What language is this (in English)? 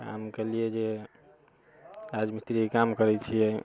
Maithili